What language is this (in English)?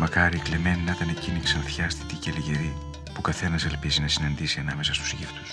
Greek